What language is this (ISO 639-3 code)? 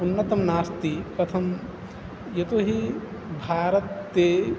san